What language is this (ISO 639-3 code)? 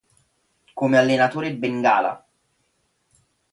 ita